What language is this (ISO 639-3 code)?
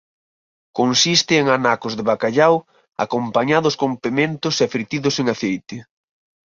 glg